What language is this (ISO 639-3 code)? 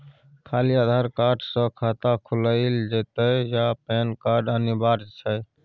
mai